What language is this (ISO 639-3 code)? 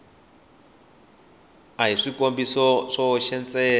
tso